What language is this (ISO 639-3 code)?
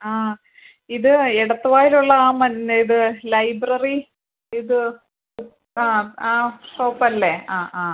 mal